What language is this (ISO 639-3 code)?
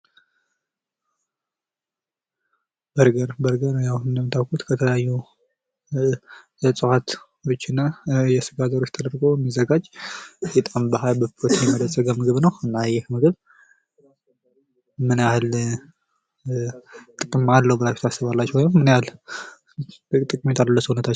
amh